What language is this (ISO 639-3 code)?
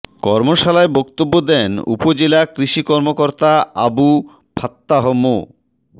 ben